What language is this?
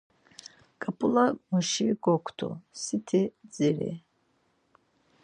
Laz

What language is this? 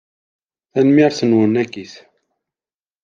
Kabyle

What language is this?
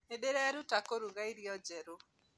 Kikuyu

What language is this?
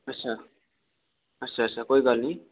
Dogri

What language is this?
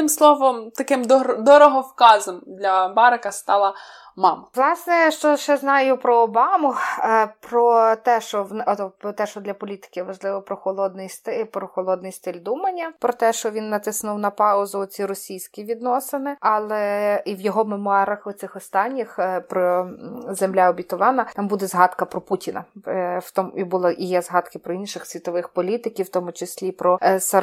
Ukrainian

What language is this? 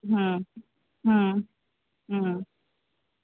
Sindhi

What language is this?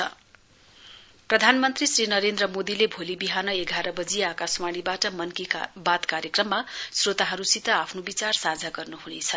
Nepali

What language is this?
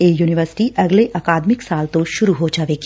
Punjabi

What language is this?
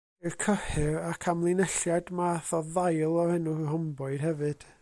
Welsh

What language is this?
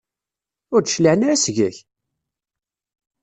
Kabyle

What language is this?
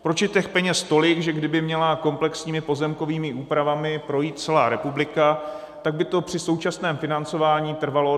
Czech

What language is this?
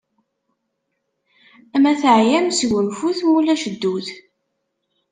Kabyle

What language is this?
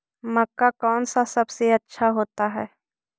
Magahi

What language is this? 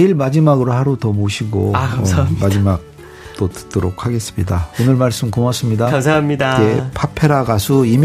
Korean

